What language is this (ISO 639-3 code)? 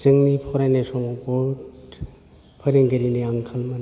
brx